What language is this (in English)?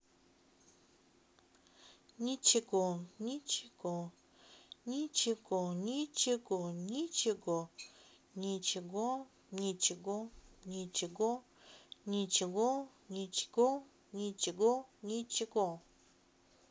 Russian